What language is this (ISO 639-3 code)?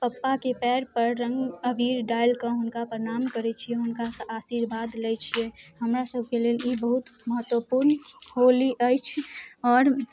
mai